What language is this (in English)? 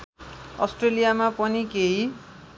Nepali